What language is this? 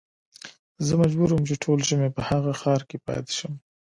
Pashto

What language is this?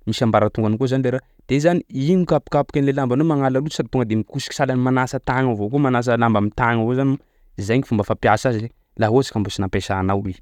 Sakalava Malagasy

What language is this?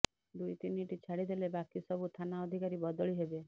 Odia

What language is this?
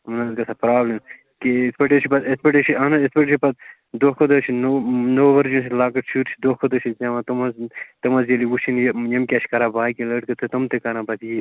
Kashmiri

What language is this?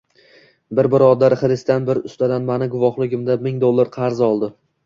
Uzbek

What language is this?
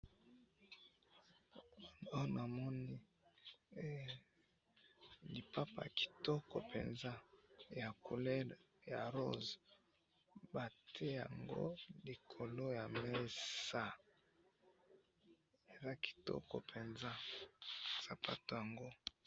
Lingala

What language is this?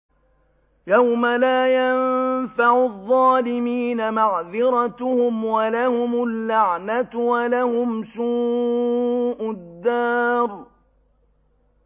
Arabic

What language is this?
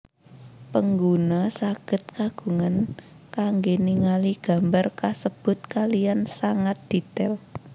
Javanese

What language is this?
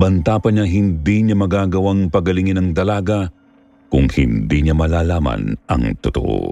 Filipino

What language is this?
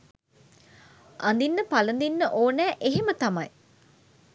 Sinhala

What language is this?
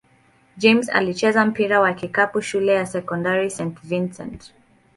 Swahili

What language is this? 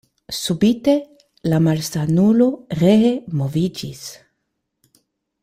Esperanto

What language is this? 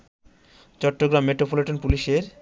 Bangla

